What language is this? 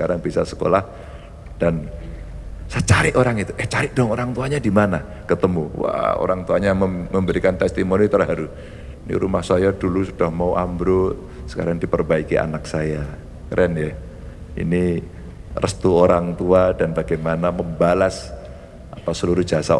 Indonesian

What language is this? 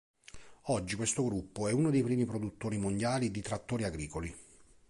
Italian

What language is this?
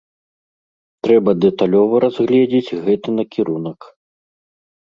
Belarusian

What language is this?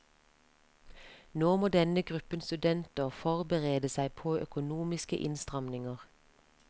Norwegian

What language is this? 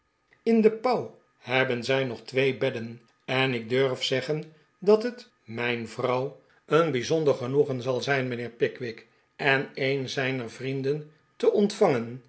Dutch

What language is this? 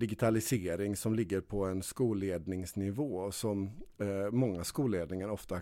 Swedish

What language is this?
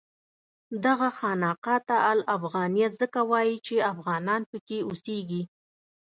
Pashto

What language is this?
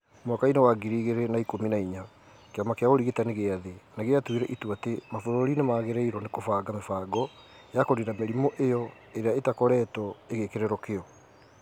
Kikuyu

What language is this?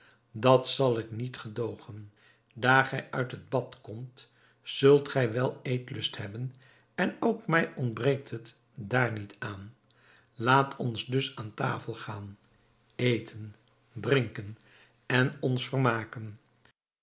Dutch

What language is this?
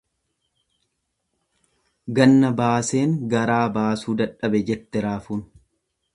Oromo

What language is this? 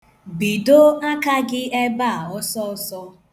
Igbo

